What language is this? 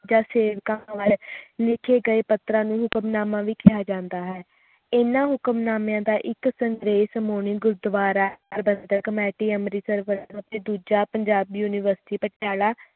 Punjabi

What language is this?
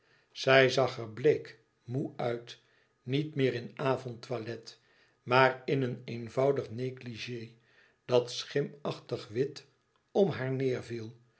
Dutch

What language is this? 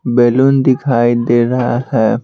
Hindi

